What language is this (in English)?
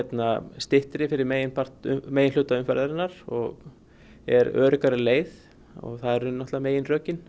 Icelandic